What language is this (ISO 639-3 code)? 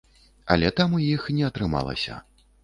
bel